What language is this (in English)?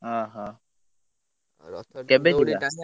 Odia